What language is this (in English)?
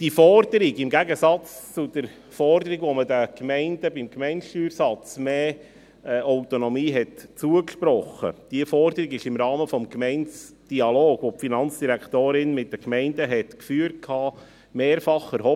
Swiss German